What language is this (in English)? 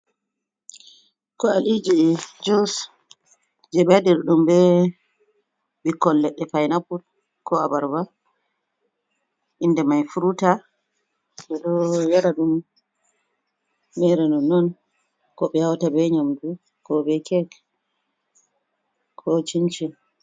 Fula